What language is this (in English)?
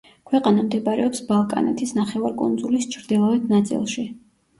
Georgian